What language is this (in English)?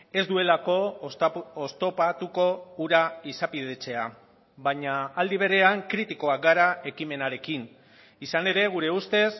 Basque